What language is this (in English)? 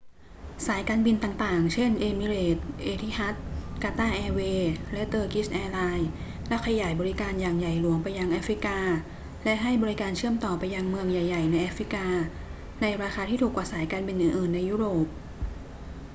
Thai